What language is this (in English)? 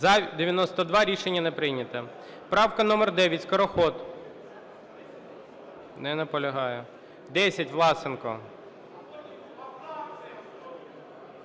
Ukrainian